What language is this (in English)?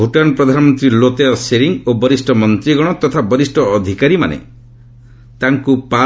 Odia